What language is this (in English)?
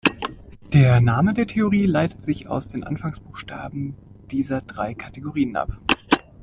German